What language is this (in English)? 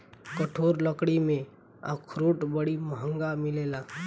Bhojpuri